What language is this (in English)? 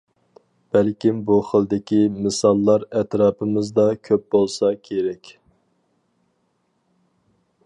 Uyghur